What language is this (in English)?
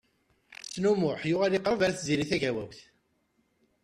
Kabyle